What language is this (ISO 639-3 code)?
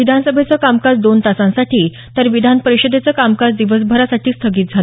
mar